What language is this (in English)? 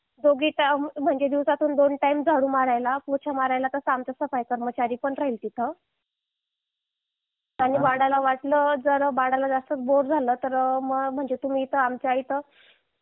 Marathi